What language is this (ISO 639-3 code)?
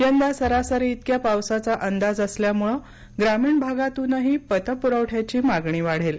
mar